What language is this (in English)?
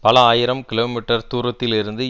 Tamil